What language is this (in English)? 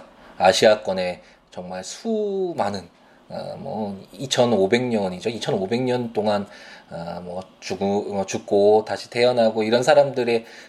Korean